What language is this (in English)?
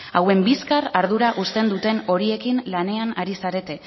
Basque